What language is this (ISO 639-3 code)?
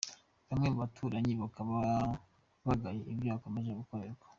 kin